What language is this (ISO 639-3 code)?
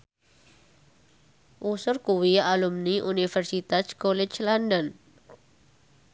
jav